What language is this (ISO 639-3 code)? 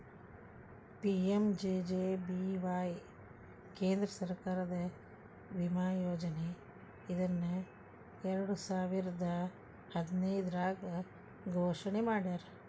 kan